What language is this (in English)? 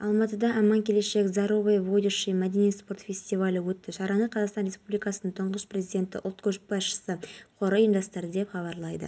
Kazakh